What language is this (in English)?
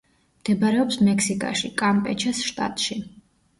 Georgian